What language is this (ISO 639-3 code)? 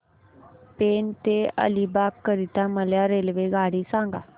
mar